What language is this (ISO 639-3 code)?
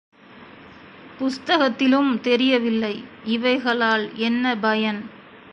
tam